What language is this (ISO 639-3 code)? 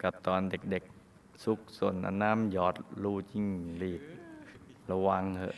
tha